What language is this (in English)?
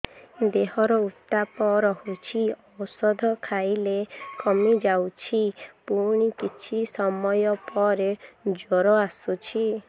Odia